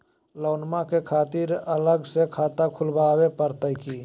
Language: Magahi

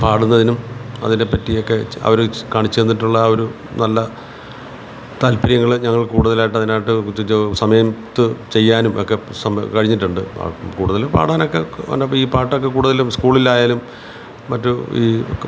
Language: Malayalam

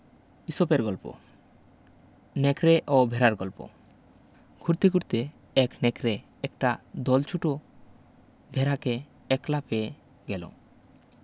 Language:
Bangla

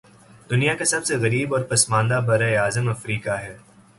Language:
Urdu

